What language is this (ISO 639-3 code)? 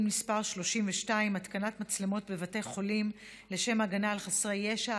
heb